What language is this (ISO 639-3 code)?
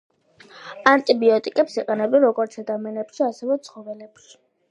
kat